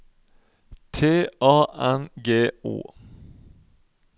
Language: Norwegian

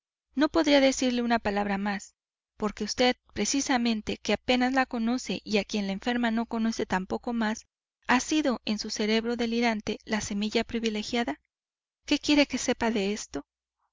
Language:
Spanish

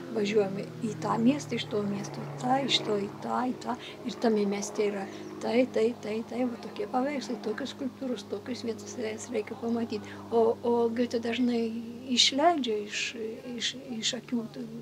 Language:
Lithuanian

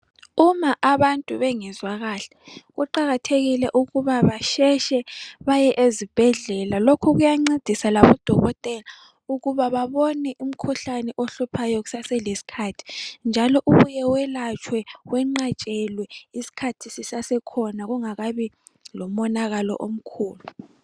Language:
North Ndebele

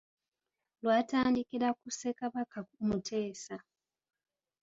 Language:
Ganda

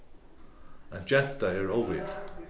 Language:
Faroese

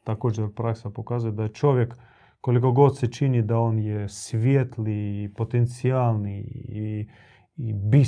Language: Croatian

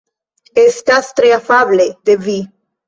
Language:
Esperanto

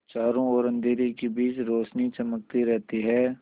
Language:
Hindi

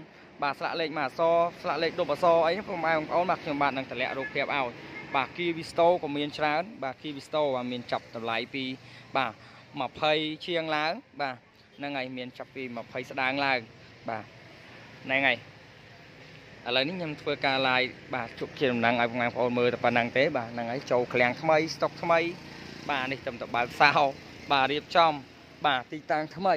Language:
Vietnamese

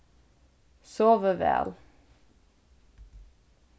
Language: Faroese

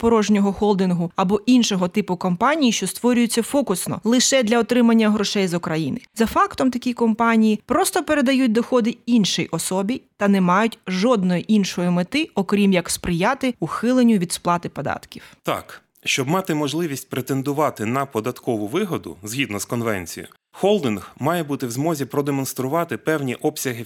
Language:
Ukrainian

